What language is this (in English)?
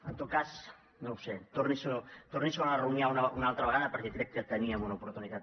Catalan